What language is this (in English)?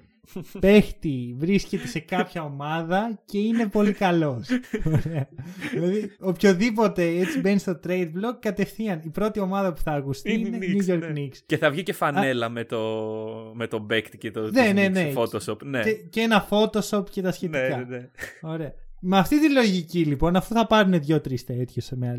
Greek